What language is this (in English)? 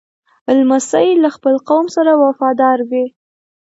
Pashto